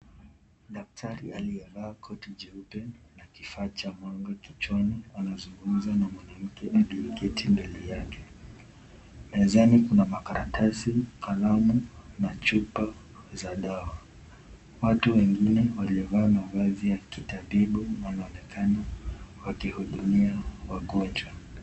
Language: Swahili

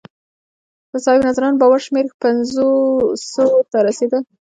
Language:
Pashto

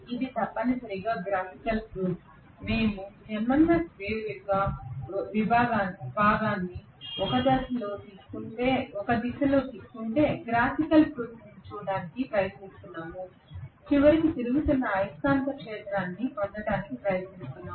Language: Telugu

